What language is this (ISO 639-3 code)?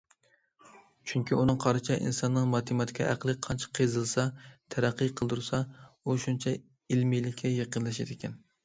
uig